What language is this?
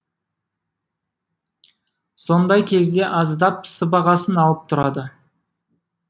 Kazakh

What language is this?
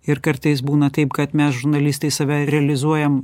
Lithuanian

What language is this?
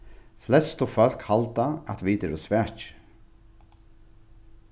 Faroese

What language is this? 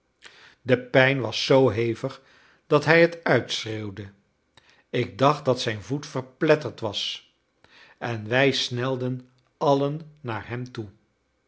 Dutch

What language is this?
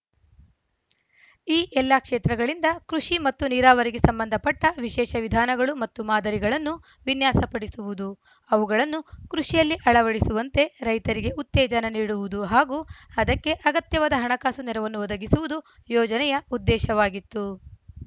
Kannada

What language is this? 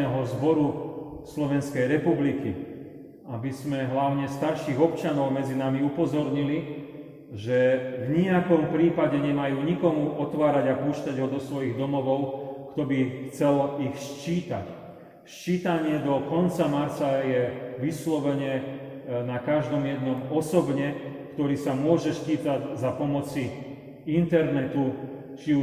Slovak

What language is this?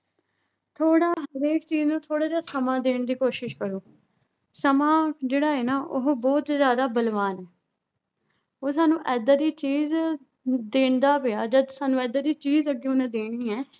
Punjabi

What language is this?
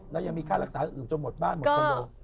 Thai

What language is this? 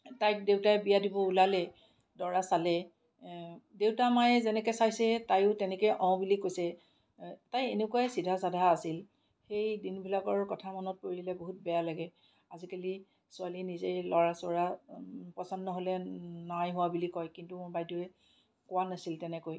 Assamese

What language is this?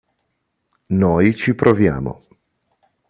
Italian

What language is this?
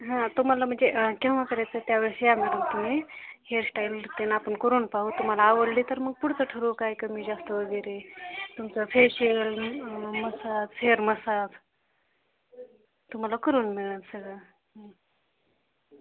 Marathi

